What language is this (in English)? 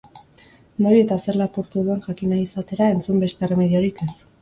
Basque